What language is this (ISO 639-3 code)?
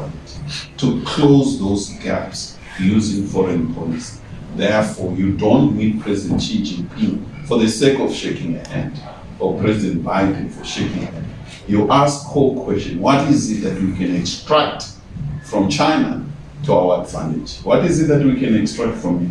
eng